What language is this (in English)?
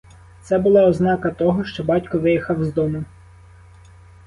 Ukrainian